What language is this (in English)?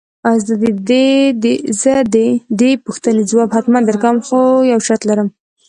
Pashto